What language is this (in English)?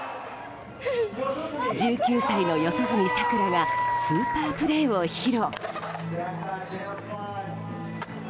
Japanese